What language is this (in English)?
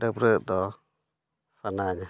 Santali